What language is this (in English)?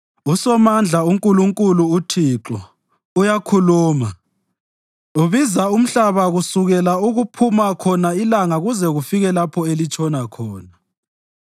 North Ndebele